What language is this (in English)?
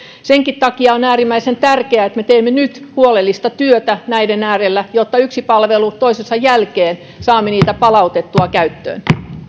Finnish